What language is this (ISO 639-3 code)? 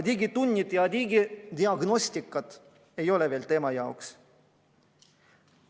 est